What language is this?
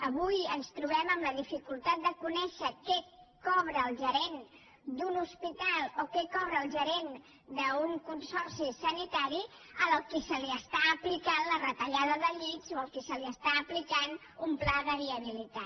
Catalan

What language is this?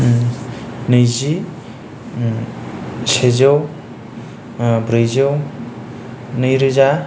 Bodo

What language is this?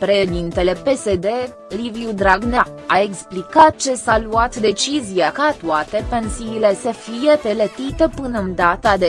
Romanian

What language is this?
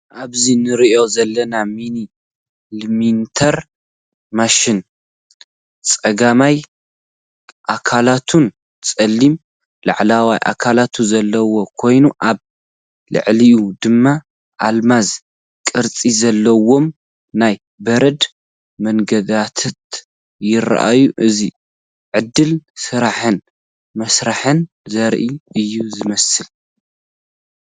Tigrinya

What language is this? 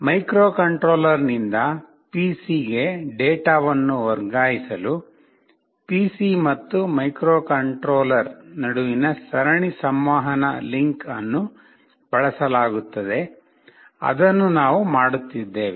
Kannada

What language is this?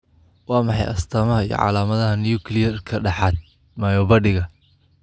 Somali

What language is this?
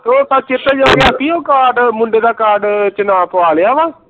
Punjabi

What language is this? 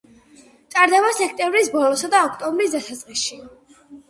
Georgian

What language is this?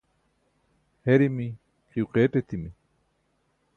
Burushaski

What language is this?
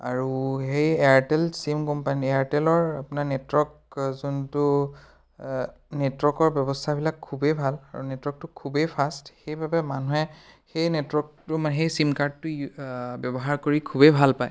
Assamese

